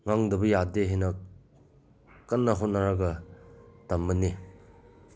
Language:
Manipuri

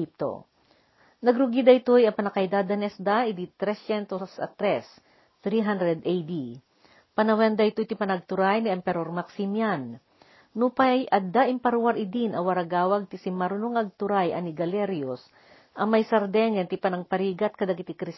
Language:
Filipino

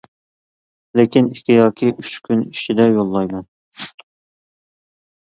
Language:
Uyghur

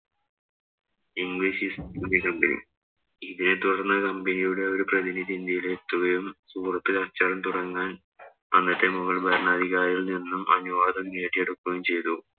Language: Malayalam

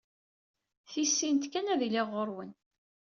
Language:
Kabyle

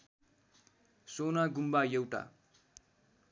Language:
Nepali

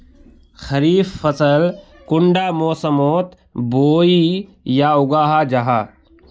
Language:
Magahi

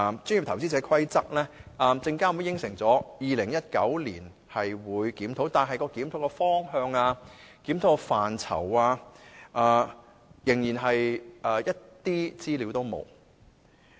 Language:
Cantonese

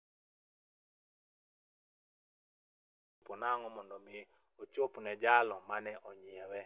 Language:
Luo (Kenya and Tanzania)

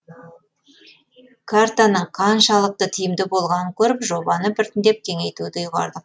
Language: Kazakh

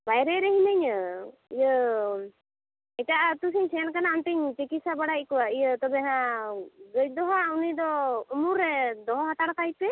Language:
Santali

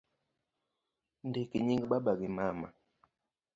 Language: Luo (Kenya and Tanzania)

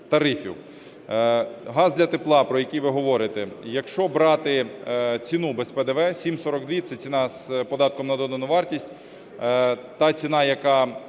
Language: Ukrainian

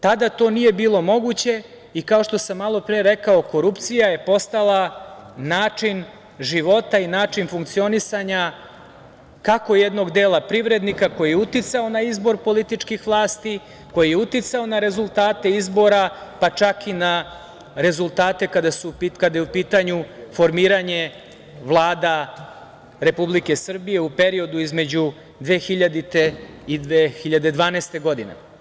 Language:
Serbian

